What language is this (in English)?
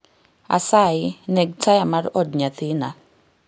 Luo (Kenya and Tanzania)